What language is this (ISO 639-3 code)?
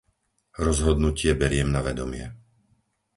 slk